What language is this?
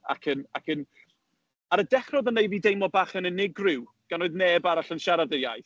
Welsh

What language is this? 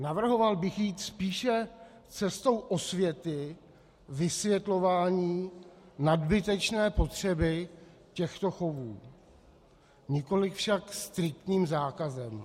Czech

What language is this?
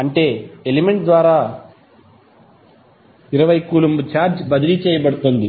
Telugu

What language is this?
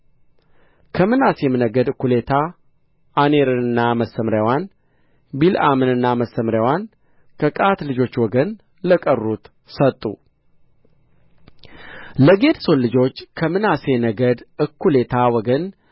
Amharic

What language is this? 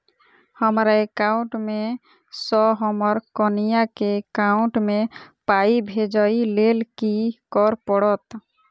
Maithili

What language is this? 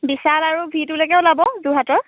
Assamese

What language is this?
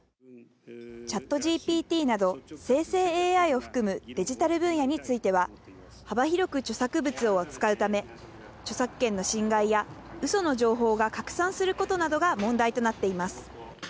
Japanese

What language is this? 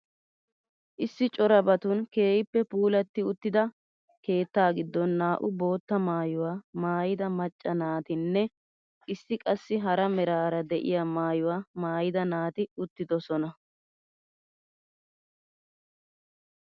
Wolaytta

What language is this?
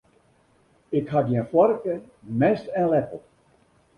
Western Frisian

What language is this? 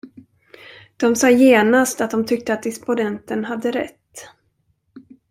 Swedish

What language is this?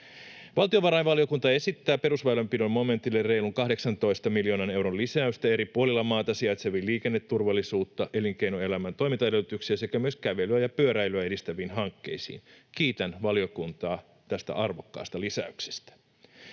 Finnish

